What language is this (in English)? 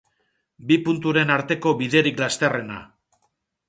Basque